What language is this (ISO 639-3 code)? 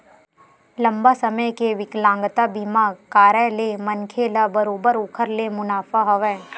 hne